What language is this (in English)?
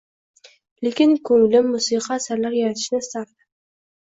Uzbek